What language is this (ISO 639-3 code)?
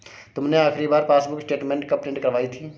hin